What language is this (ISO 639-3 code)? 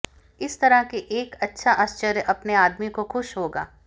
hin